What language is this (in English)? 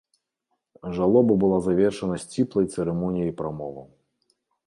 Belarusian